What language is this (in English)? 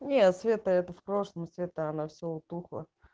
Russian